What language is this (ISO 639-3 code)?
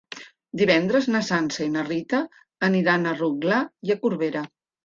cat